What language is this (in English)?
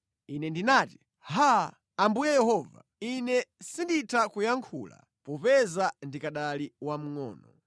Nyanja